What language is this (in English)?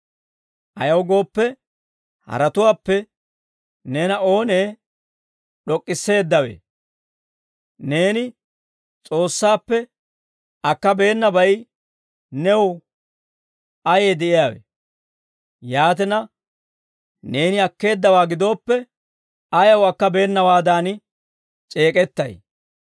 Dawro